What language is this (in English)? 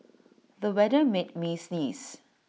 English